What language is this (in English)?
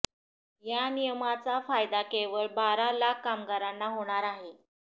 Marathi